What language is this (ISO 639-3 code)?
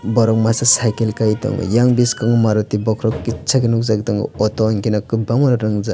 trp